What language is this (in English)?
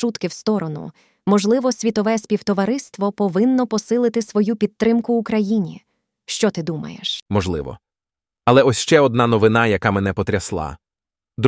Ukrainian